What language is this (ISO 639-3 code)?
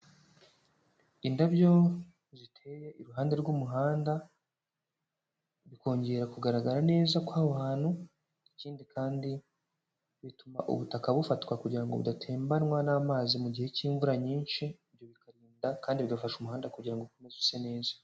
kin